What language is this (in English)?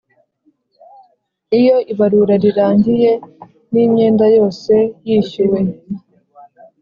Kinyarwanda